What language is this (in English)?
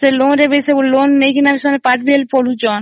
Odia